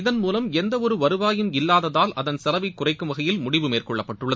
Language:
Tamil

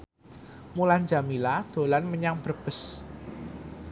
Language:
Javanese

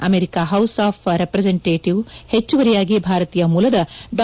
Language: Kannada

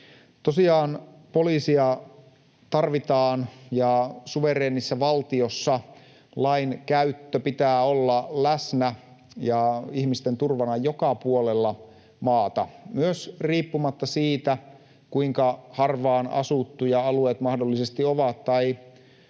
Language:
Finnish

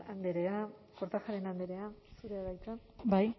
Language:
Basque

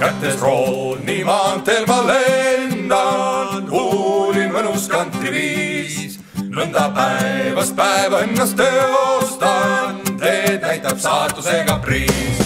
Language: Romanian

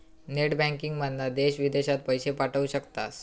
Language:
Marathi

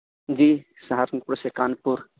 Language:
Urdu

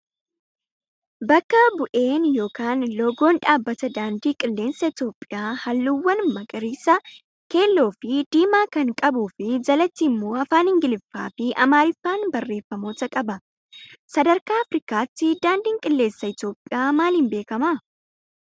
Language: Oromo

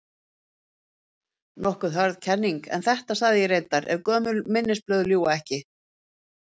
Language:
Icelandic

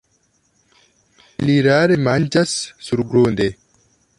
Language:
Esperanto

